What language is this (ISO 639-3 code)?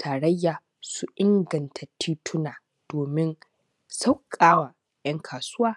hau